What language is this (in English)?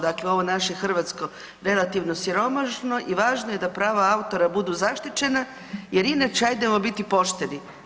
Croatian